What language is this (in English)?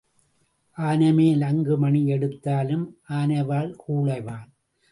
Tamil